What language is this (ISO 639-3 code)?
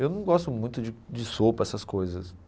por